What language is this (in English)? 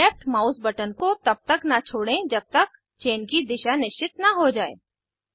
Hindi